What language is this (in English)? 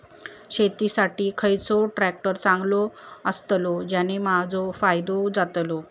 Marathi